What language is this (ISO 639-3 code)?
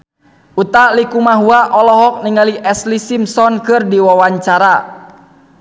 sun